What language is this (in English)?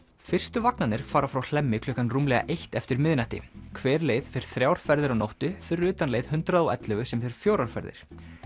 Icelandic